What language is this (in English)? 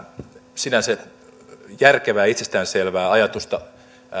Finnish